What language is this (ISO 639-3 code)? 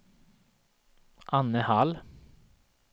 swe